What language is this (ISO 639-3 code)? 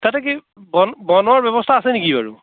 asm